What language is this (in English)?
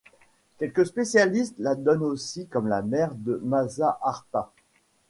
French